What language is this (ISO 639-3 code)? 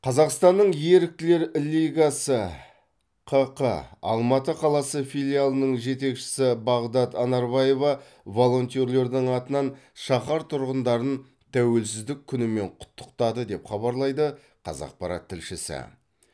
kaz